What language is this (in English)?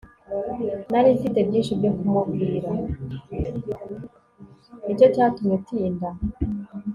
Kinyarwanda